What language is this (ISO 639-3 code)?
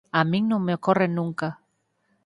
glg